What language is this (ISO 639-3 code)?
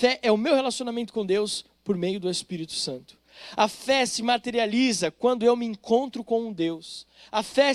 por